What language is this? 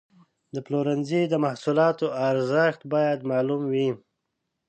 Pashto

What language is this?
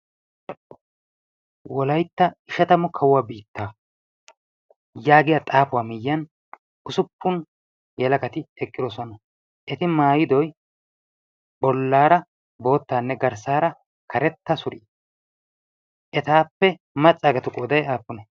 Wolaytta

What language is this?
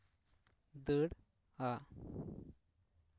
Santali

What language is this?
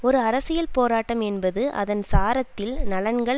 Tamil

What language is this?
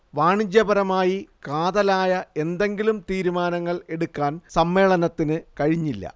Malayalam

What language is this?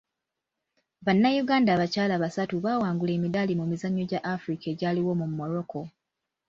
Ganda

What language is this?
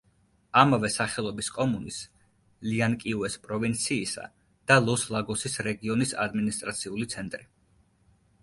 Georgian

